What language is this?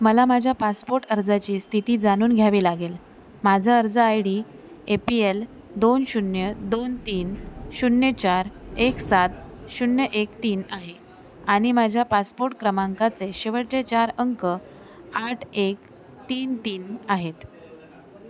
Marathi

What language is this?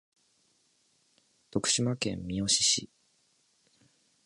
Japanese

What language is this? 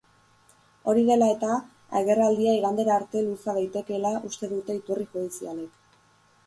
Basque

